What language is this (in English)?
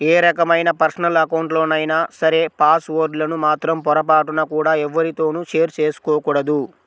Telugu